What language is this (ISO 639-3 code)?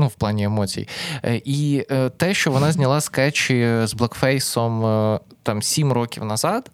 ukr